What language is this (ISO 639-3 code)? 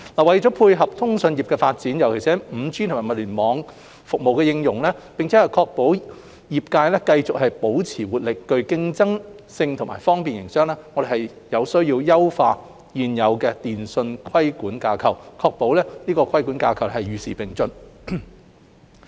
yue